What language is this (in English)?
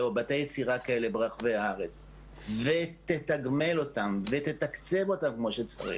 Hebrew